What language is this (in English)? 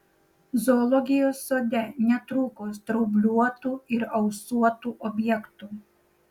Lithuanian